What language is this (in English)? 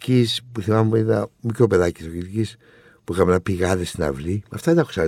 Greek